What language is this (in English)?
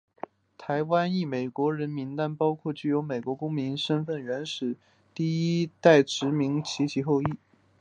Chinese